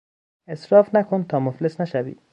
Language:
Persian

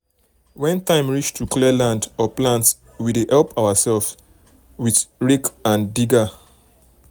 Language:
Nigerian Pidgin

